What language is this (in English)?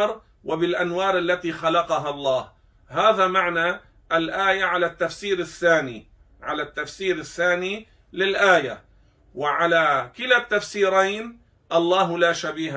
Arabic